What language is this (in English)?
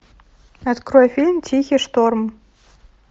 Russian